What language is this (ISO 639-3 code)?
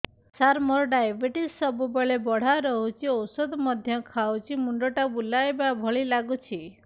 ori